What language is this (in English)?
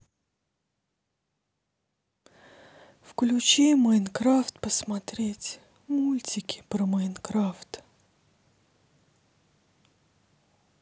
Russian